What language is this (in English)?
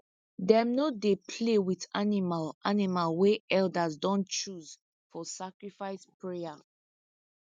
Nigerian Pidgin